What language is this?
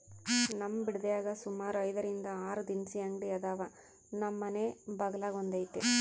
Kannada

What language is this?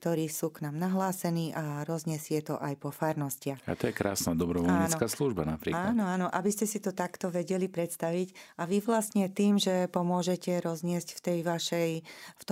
Slovak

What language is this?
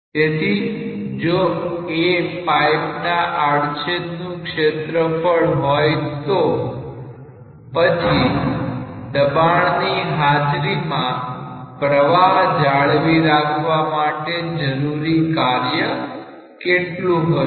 Gujarati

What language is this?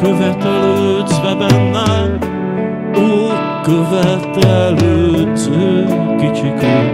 Hungarian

